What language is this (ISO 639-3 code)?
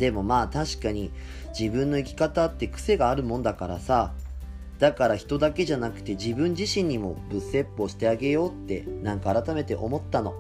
jpn